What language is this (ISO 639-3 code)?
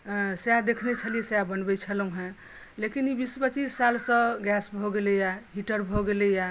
mai